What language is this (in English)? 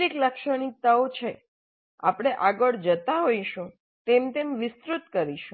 Gujarati